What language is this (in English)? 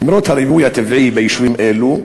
Hebrew